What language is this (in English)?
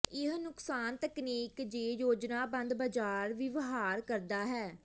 Punjabi